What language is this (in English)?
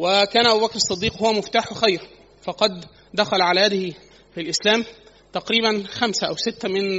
Arabic